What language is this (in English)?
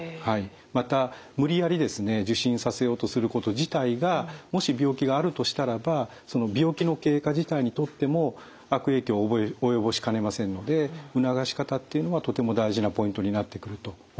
Japanese